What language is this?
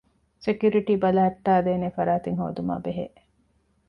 Divehi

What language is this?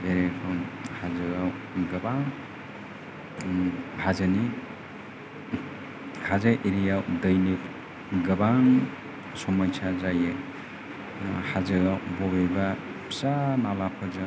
Bodo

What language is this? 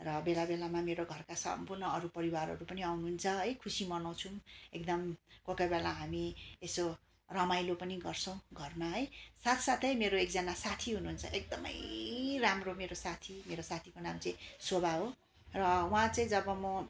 Nepali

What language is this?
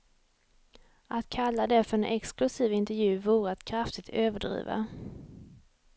Swedish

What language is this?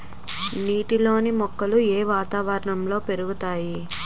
Telugu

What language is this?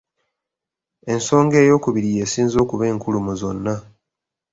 Ganda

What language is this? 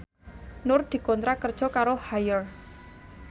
Javanese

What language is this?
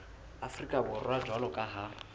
Southern Sotho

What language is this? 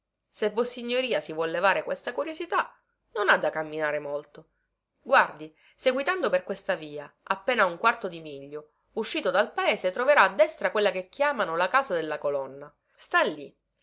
Italian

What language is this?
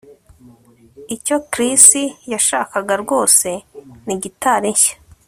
Kinyarwanda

